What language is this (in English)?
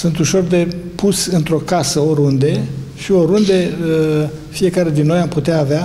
Romanian